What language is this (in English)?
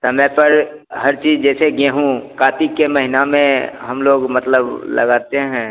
Hindi